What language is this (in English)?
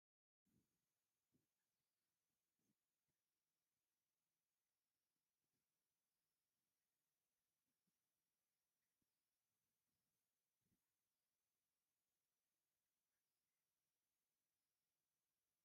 Tigrinya